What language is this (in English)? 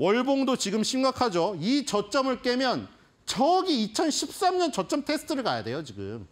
Korean